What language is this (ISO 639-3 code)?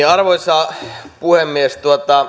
fin